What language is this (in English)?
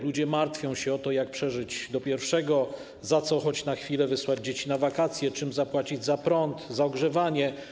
Polish